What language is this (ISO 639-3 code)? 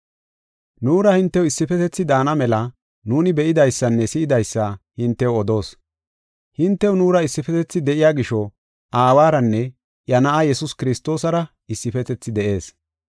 gof